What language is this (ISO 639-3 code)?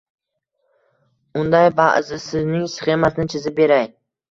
uzb